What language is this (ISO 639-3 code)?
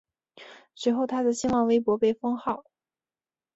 zho